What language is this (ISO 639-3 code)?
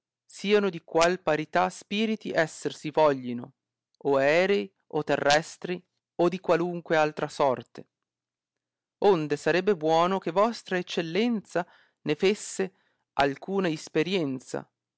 ita